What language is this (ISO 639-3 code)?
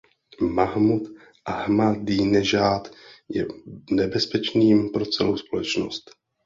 ces